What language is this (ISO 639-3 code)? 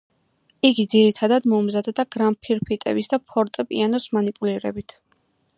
kat